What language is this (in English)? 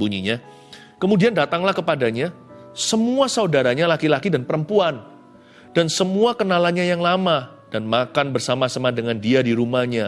Indonesian